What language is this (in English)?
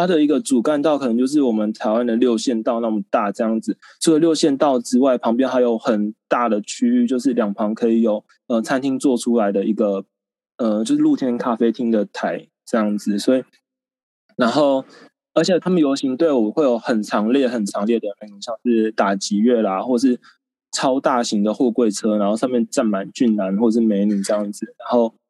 Chinese